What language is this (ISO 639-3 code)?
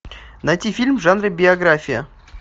rus